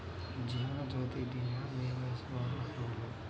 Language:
Telugu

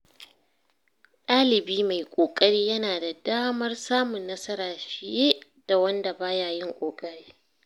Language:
Hausa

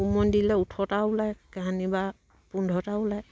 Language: Assamese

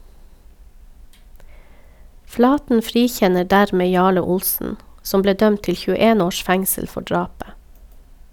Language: Norwegian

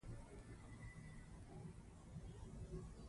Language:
Pashto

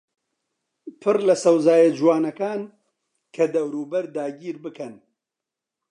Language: Central Kurdish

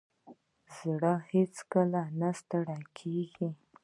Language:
Pashto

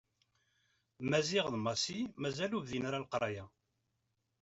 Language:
Kabyle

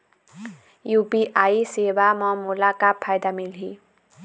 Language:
Chhattisgarhi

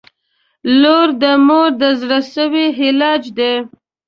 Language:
Pashto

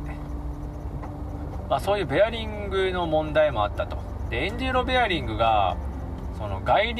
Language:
Japanese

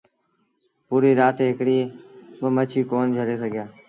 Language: Sindhi Bhil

